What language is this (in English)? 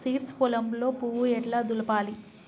Telugu